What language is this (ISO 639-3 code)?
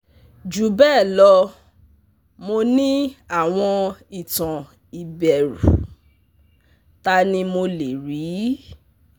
yor